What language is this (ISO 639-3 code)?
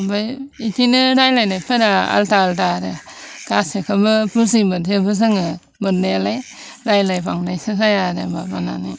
brx